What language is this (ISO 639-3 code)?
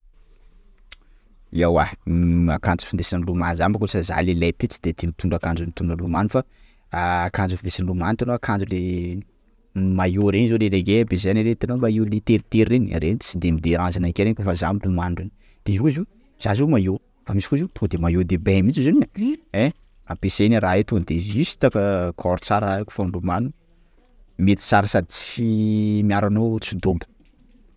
skg